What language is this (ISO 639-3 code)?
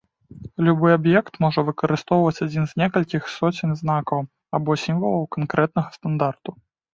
bel